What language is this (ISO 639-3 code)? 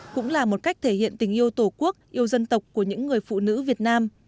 vie